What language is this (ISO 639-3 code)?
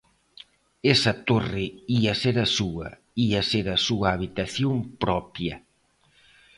glg